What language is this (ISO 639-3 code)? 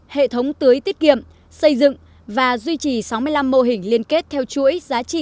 vie